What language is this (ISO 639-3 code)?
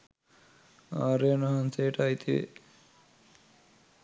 sin